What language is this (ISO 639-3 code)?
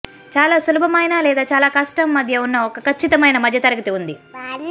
tel